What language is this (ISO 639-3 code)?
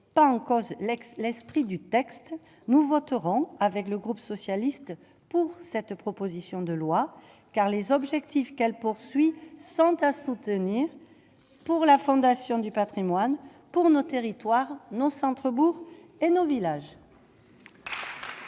fra